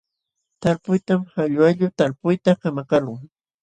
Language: Jauja Wanca Quechua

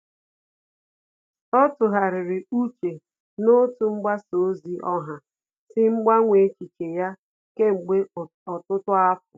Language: Igbo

